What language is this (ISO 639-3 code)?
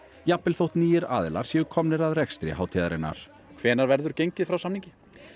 isl